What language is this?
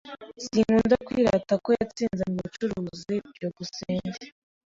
Kinyarwanda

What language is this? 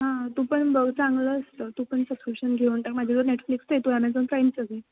Marathi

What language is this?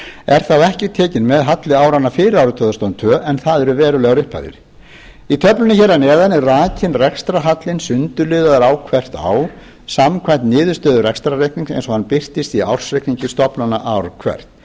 Icelandic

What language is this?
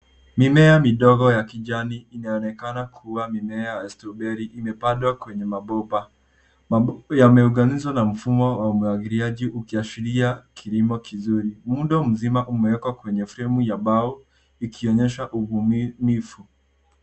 Swahili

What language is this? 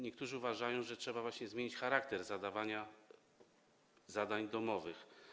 Polish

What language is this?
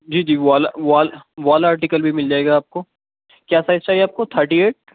Urdu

